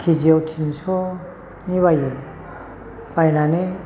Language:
Bodo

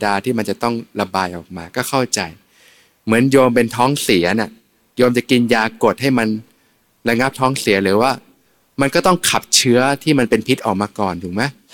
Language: Thai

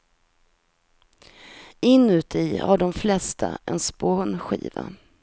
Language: Swedish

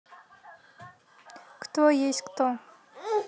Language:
Russian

